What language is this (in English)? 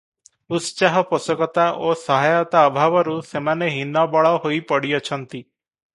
Odia